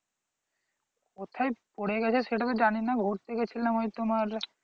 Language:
Bangla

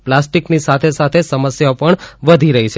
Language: Gujarati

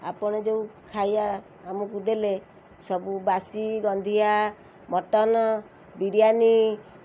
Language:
Odia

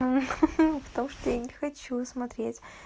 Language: Russian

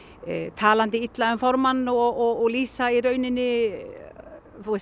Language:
Icelandic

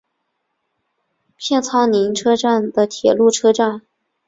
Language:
Chinese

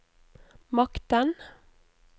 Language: Norwegian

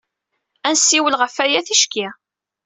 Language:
Kabyle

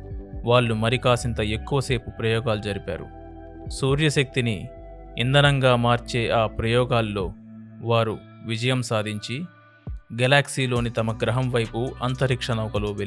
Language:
Telugu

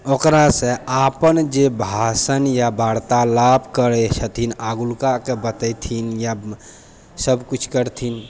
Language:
Maithili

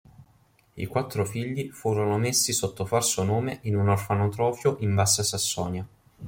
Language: Italian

